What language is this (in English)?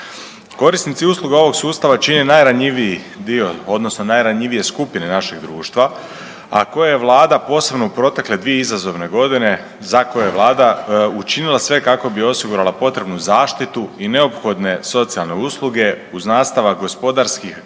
Croatian